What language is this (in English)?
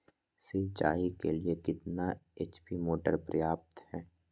Magahi